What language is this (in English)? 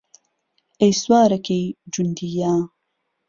Central Kurdish